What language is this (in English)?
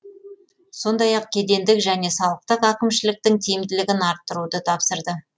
Kazakh